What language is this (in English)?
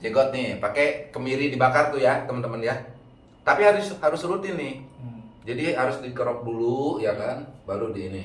Indonesian